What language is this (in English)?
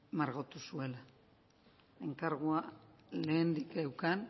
Basque